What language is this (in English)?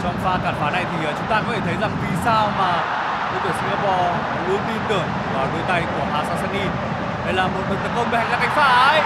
Vietnamese